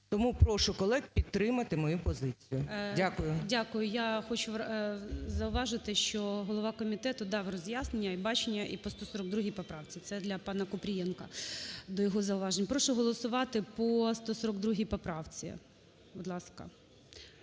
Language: Ukrainian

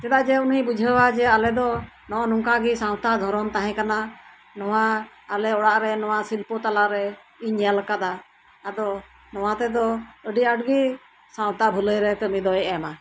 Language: Santali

